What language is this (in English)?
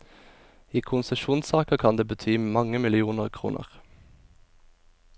Norwegian